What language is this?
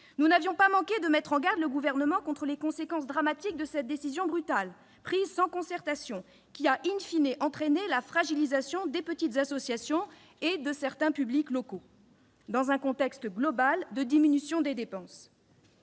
French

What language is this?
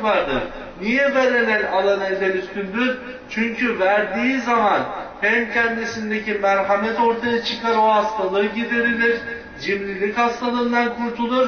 Turkish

